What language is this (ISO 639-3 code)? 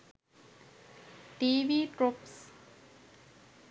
sin